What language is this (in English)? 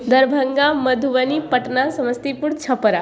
Maithili